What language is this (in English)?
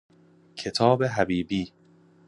Persian